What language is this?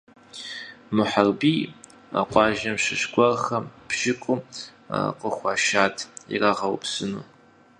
Kabardian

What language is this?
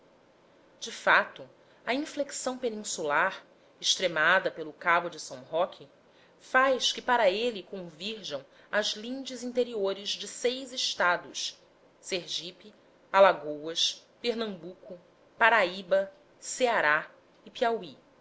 Portuguese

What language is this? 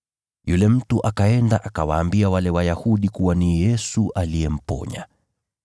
Swahili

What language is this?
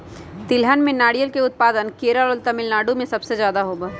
Magahi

